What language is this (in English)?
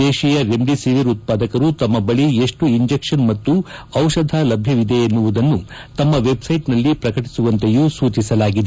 Kannada